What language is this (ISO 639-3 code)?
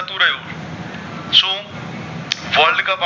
guj